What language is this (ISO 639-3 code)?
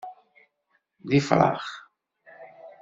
kab